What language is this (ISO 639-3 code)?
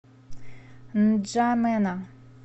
rus